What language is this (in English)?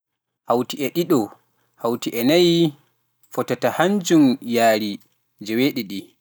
Pular